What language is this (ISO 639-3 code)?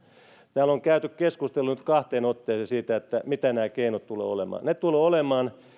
fin